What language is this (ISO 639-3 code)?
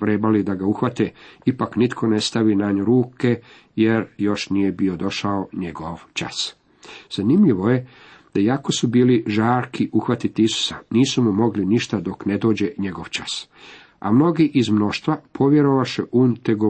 hrv